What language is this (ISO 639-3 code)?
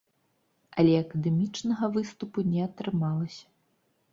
bel